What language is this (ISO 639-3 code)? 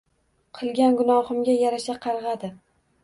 uzb